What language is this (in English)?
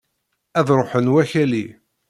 Kabyle